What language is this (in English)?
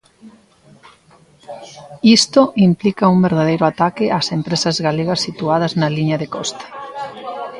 Galician